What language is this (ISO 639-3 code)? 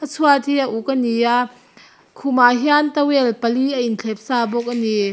lus